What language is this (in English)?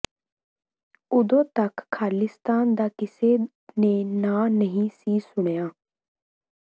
Punjabi